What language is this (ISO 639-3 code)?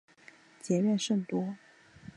zho